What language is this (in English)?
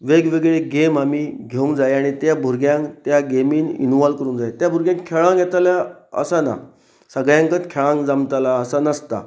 Konkani